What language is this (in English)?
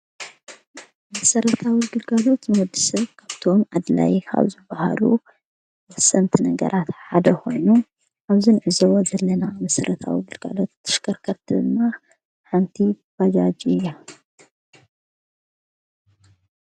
Tigrinya